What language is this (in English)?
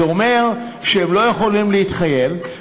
Hebrew